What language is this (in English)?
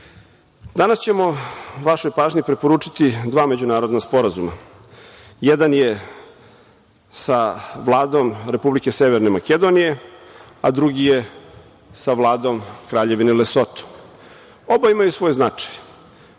Serbian